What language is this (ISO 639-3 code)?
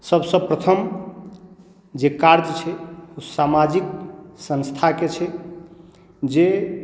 mai